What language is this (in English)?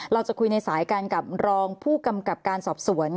Thai